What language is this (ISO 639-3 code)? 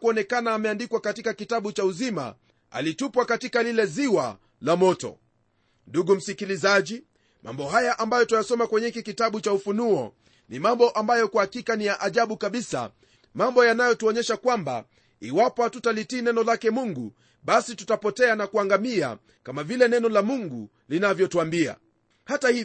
swa